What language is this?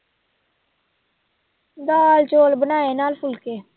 Punjabi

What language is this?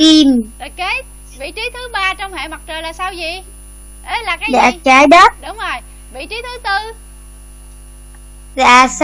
Vietnamese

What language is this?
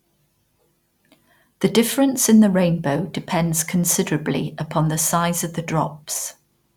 English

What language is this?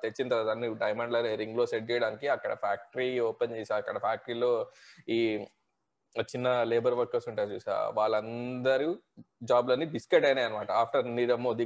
Telugu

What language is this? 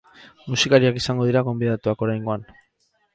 Basque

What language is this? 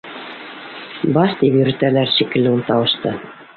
Bashkir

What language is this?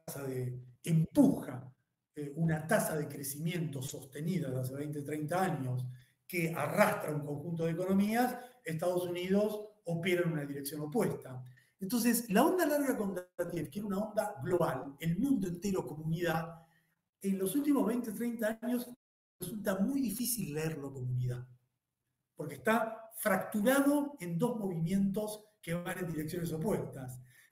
Spanish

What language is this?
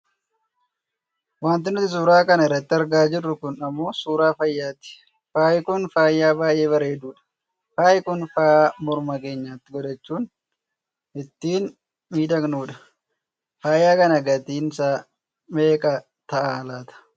Oromo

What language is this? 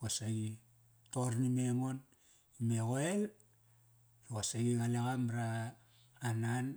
Kairak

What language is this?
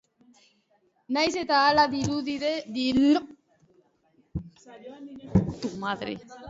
Basque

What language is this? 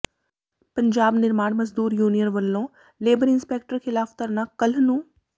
Punjabi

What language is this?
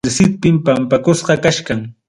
Ayacucho Quechua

